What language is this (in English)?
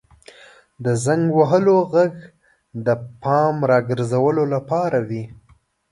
Pashto